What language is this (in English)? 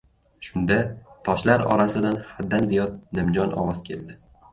Uzbek